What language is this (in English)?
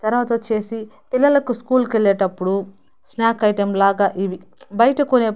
Telugu